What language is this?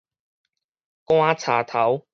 Min Nan Chinese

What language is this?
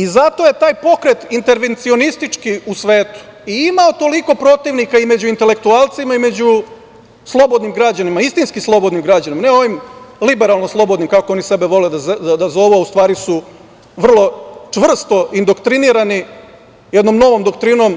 Serbian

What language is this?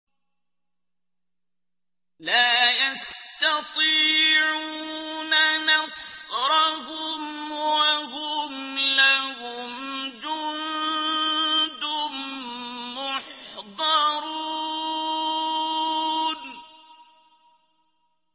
Arabic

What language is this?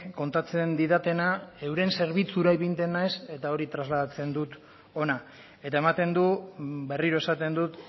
Basque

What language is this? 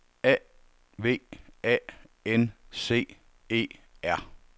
Danish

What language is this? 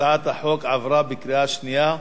Hebrew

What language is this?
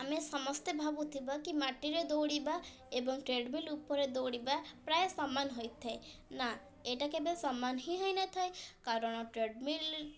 Odia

